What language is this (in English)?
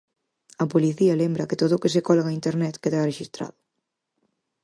Galician